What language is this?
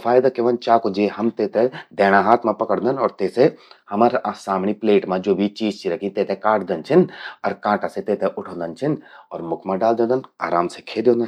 Garhwali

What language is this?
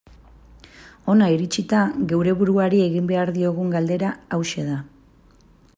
Basque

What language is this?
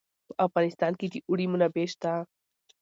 Pashto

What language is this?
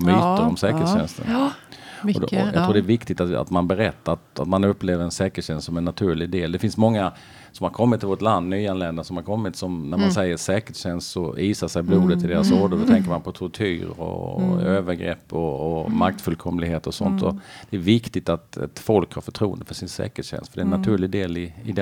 Swedish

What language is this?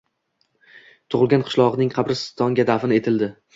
Uzbek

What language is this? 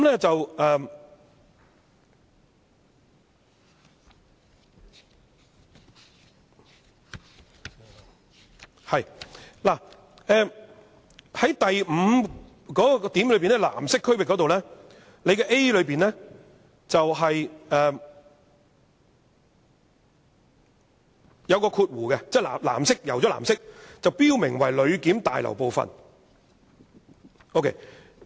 Cantonese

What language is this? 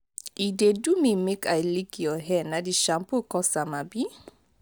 Nigerian Pidgin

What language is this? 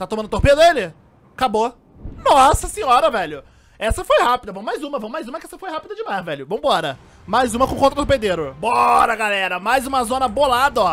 Portuguese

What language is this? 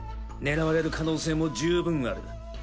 Japanese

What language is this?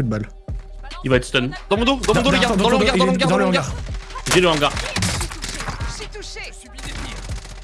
French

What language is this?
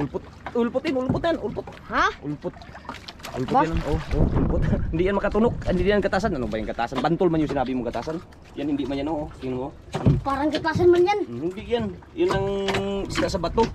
Indonesian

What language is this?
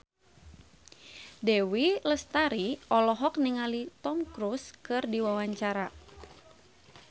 Sundanese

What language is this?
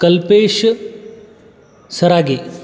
Marathi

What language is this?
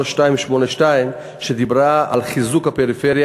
Hebrew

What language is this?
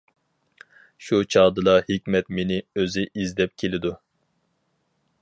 Uyghur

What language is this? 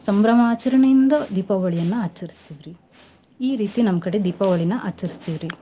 Kannada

